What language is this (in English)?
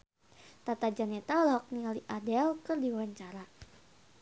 Sundanese